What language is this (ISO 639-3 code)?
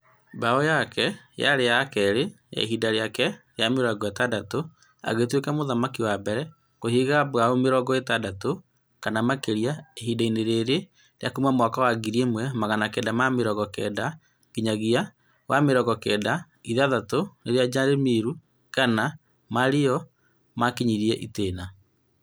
kik